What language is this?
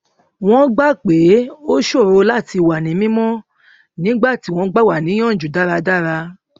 Yoruba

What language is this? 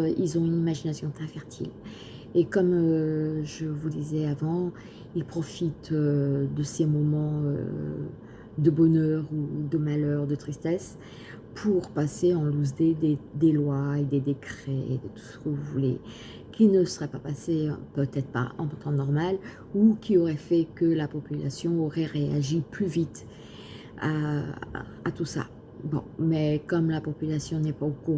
French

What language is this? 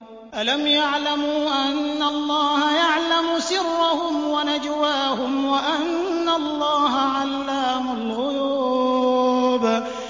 Arabic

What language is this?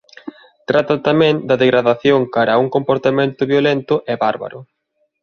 Galician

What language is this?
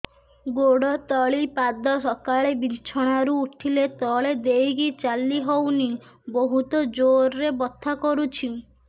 Odia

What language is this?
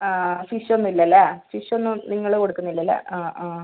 Malayalam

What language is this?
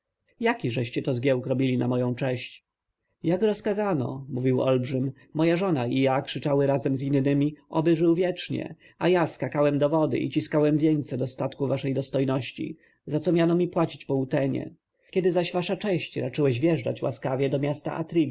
Polish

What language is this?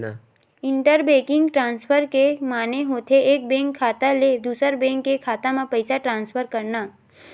Chhattisgarhi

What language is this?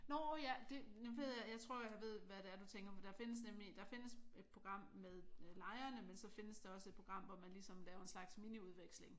Danish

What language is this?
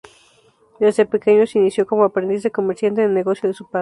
Spanish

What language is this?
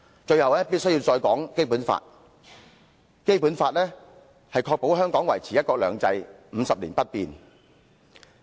Cantonese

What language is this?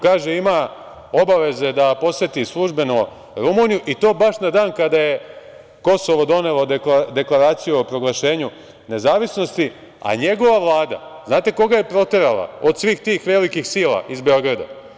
Serbian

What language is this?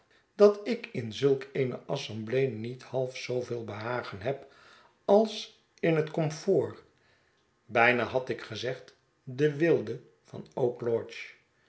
Dutch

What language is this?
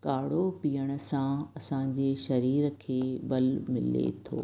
Sindhi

